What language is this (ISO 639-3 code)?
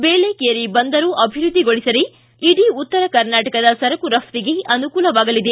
kan